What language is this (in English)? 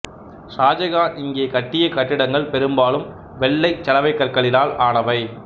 Tamil